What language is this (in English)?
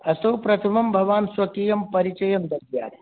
Sanskrit